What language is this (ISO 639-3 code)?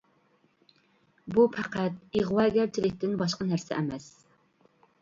uig